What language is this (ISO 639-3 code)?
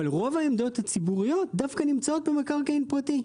heb